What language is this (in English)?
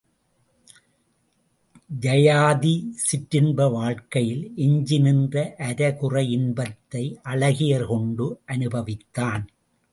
Tamil